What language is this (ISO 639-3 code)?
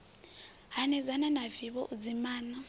ven